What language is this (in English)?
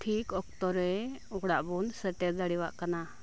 Santali